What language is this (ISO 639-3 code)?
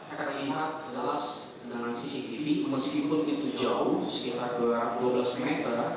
ind